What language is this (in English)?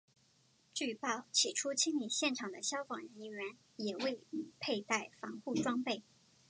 Chinese